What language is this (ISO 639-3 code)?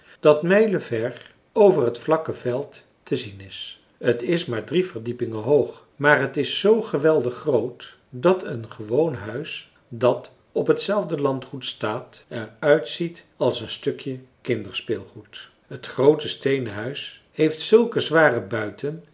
nld